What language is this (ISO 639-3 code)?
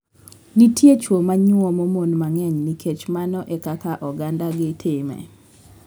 luo